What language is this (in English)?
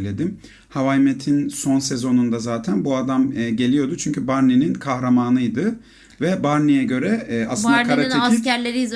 Turkish